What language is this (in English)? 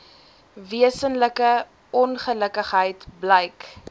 Afrikaans